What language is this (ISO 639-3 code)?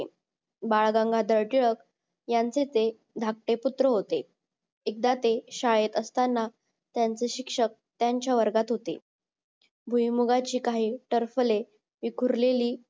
mar